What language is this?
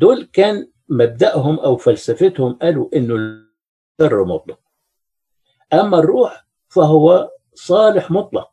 Arabic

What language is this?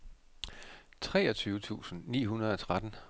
Danish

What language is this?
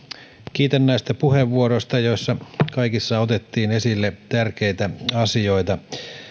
Finnish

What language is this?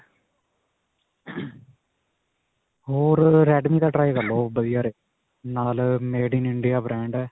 Punjabi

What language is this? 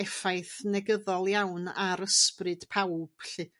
Welsh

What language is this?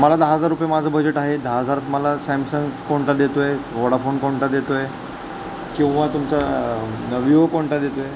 Marathi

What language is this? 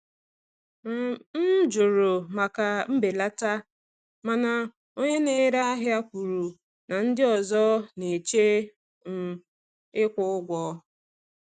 Igbo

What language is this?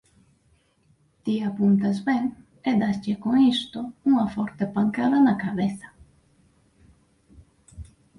Galician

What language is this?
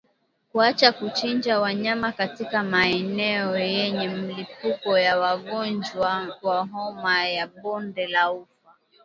Swahili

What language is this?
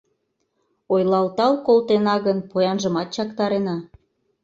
Mari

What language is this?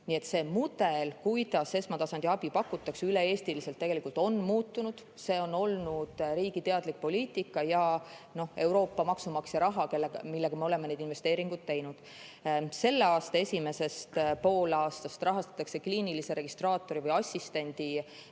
Estonian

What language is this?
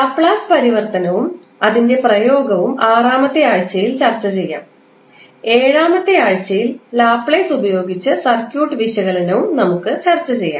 Malayalam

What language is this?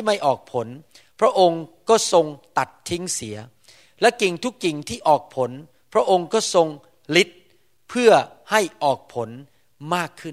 Thai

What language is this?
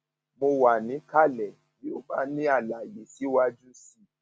Yoruba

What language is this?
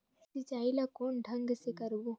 Chhattisgarhi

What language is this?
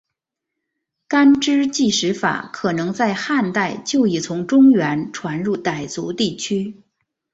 Chinese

